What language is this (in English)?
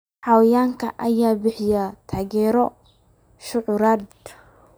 Somali